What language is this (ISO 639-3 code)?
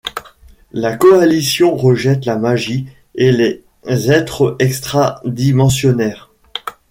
fra